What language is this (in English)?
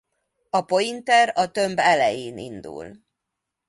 Hungarian